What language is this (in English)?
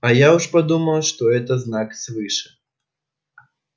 Russian